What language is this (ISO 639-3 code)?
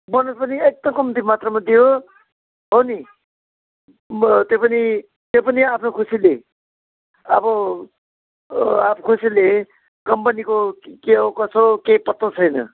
nep